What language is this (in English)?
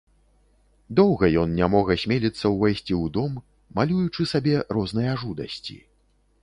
Belarusian